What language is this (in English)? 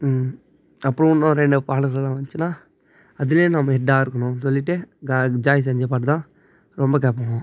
Tamil